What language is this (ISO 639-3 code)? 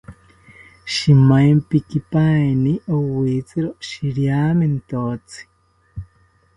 cpy